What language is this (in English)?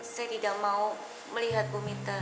Indonesian